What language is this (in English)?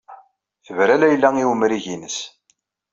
Kabyle